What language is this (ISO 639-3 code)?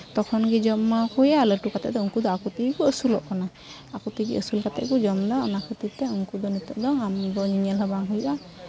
sat